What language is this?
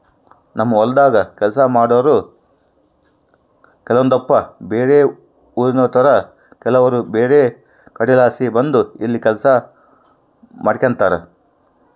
Kannada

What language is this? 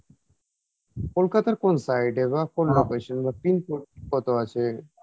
Bangla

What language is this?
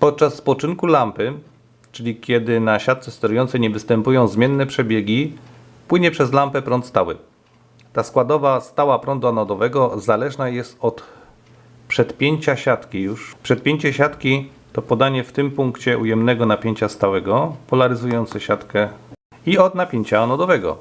Polish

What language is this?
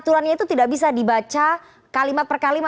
Indonesian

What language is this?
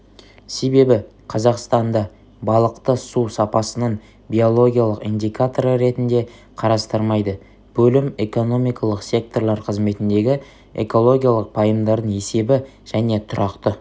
Kazakh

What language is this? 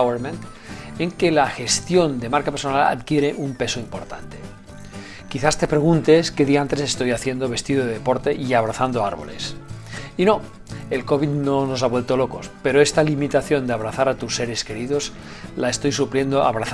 Spanish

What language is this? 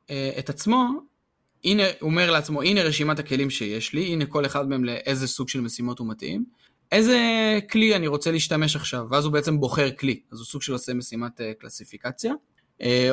Hebrew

